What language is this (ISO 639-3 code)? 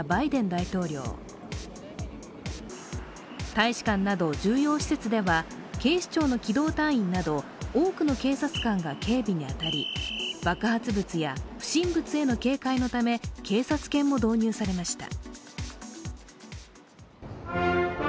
jpn